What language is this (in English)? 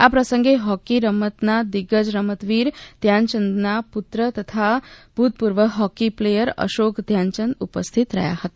Gujarati